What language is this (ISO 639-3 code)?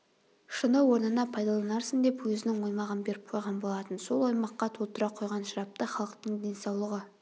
kaz